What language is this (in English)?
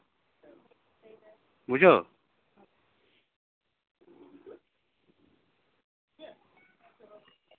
Santali